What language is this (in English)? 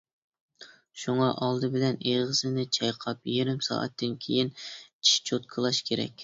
Uyghur